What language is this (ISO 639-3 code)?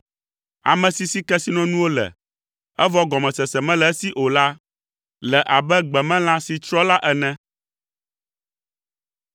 ewe